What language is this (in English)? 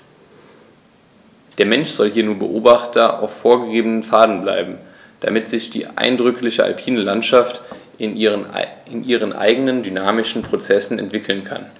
German